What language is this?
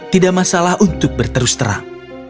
Indonesian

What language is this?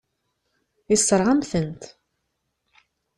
Kabyle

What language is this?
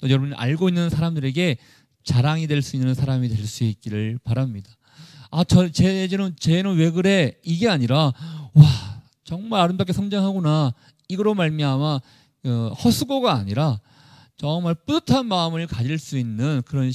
Korean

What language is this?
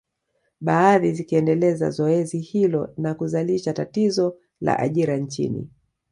Swahili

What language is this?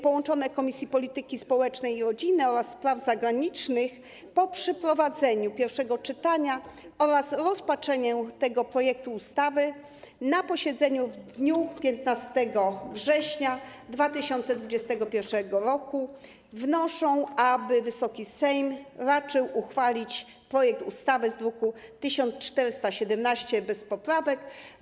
Polish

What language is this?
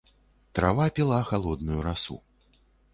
Belarusian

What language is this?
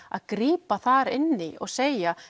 Icelandic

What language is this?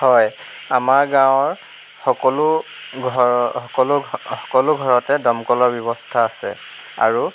Assamese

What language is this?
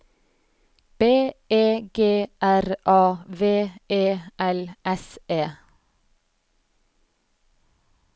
Norwegian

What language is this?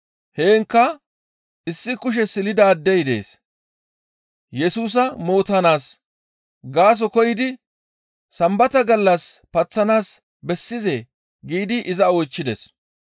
Gamo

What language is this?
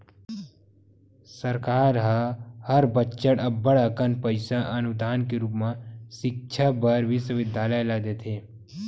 Chhattisgarhi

